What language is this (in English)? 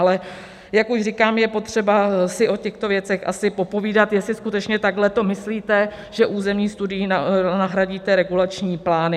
Czech